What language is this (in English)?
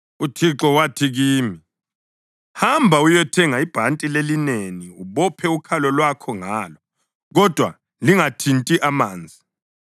North Ndebele